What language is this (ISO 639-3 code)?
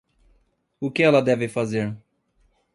por